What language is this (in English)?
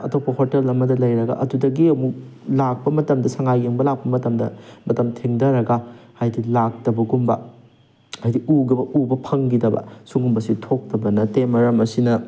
Manipuri